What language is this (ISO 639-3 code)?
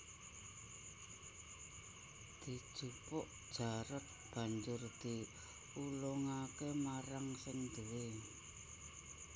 jav